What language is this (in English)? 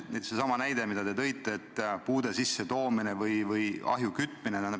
Estonian